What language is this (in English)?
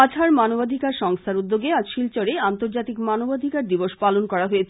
Bangla